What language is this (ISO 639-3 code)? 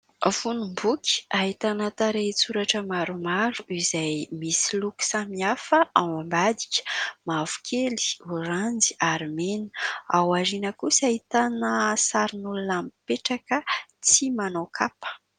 mlg